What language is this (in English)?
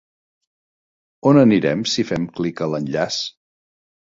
Catalan